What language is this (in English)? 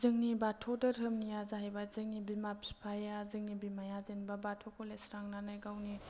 Bodo